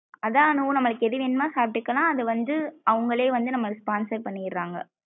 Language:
Tamil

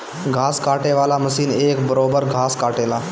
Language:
Bhojpuri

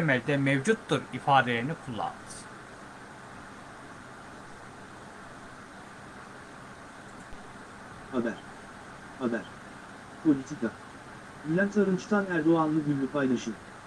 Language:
Turkish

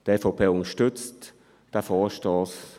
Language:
Swiss German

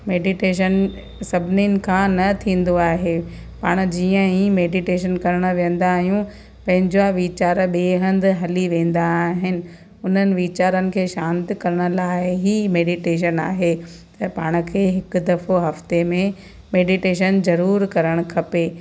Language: Sindhi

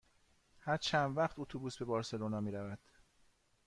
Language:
Persian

